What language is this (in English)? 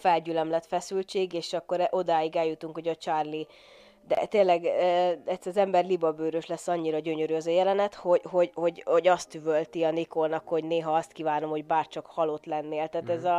Hungarian